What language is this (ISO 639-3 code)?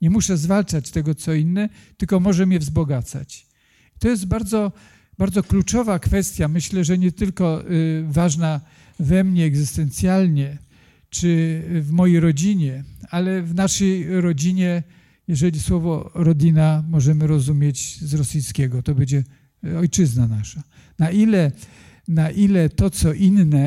pol